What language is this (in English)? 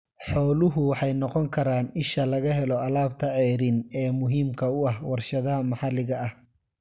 Somali